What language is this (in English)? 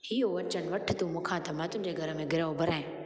Sindhi